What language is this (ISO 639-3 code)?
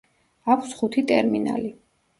kat